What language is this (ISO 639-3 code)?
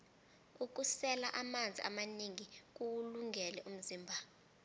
nbl